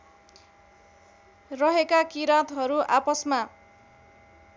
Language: Nepali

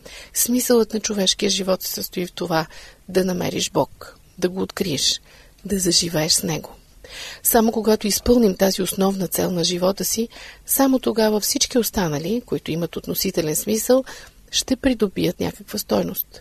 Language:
Bulgarian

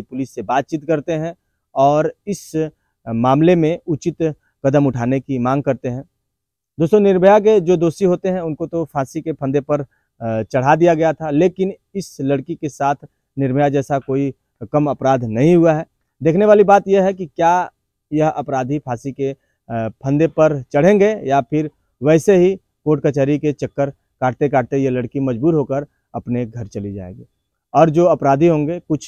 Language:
Hindi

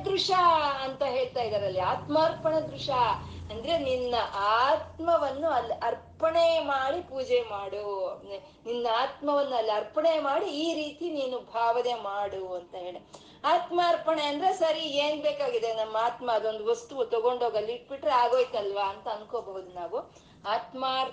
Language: Kannada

